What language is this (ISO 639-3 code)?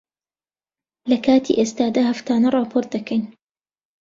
ckb